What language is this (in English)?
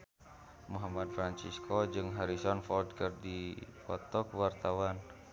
Sundanese